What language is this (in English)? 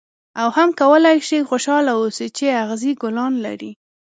Pashto